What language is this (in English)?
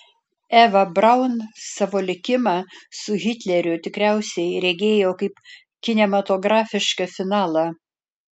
Lithuanian